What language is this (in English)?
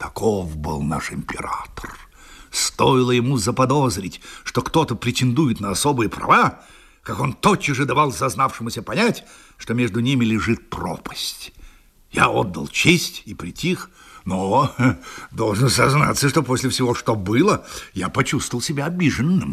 Russian